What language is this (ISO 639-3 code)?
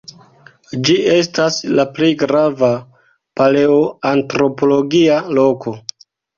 epo